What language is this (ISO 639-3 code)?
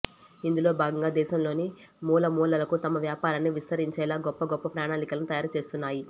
tel